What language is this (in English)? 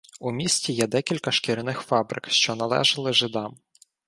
Ukrainian